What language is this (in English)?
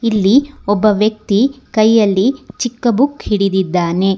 Kannada